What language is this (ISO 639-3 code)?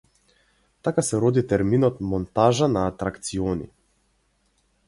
mkd